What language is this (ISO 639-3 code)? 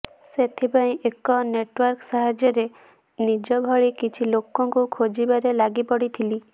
ori